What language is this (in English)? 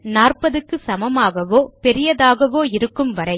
Tamil